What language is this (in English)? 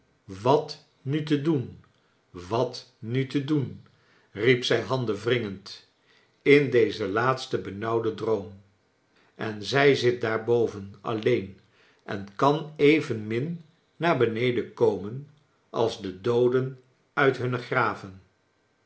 Dutch